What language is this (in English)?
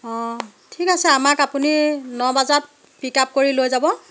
Assamese